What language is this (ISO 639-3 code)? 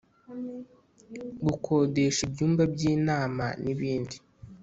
kin